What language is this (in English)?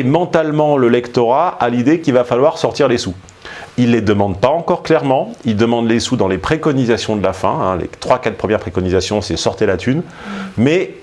French